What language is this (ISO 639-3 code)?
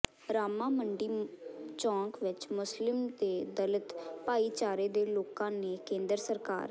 pan